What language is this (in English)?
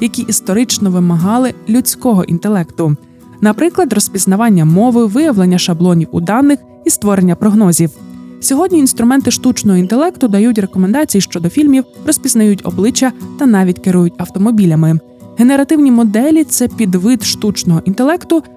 Ukrainian